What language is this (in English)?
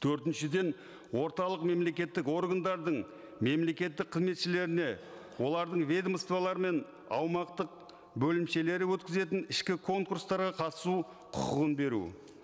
Kazakh